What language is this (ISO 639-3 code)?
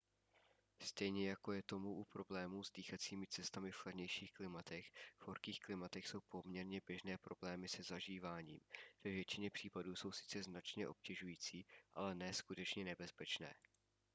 ces